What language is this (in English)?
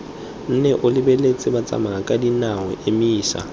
Tswana